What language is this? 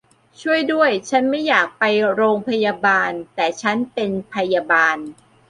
Thai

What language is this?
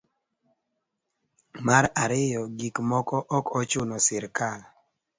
Luo (Kenya and Tanzania)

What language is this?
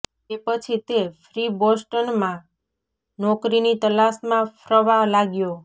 Gujarati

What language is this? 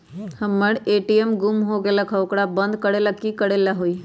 Magahi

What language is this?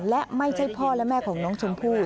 Thai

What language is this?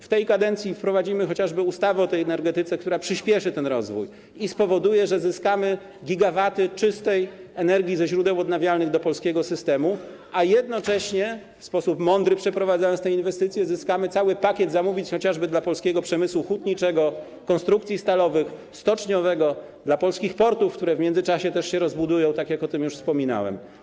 Polish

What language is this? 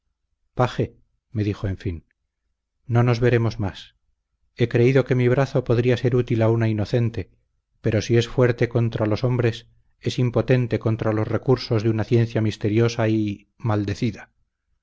Spanish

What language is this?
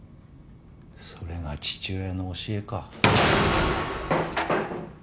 Japanese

